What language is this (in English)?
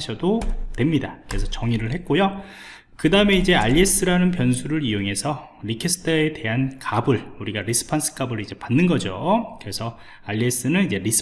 Korean